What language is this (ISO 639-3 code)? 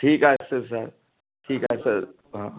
mar